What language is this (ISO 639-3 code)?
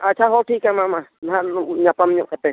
sat